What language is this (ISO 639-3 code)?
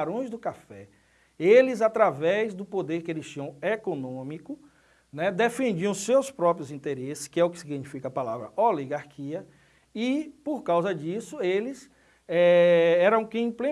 por